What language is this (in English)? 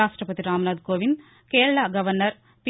Telugu